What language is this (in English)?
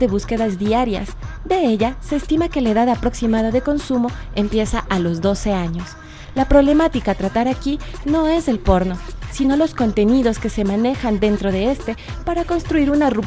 Spanish